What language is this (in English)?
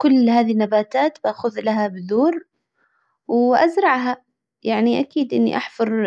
Hijazi Arabic